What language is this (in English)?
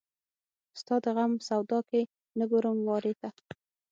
Pashto